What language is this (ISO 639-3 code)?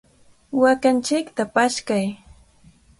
qvl